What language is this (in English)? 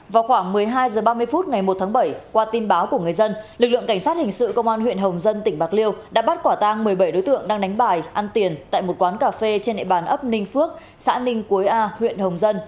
Vietnamese